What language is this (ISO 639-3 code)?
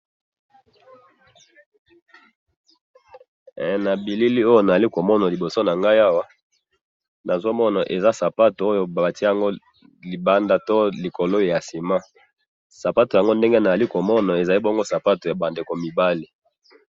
lin